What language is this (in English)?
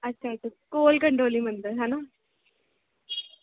Dogri